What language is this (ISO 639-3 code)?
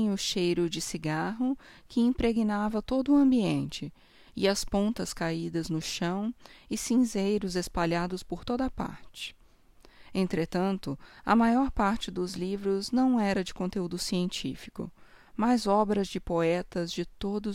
por